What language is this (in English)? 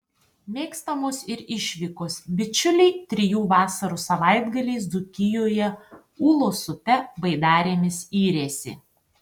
Lithuanian